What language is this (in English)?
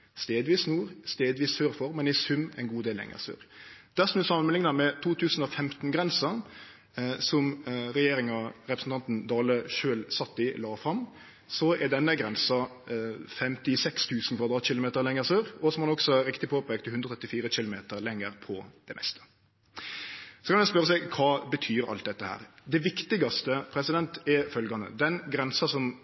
Norwegian Nynorsk